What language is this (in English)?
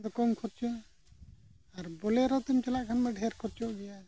Santali